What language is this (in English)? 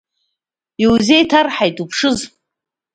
Abkhazian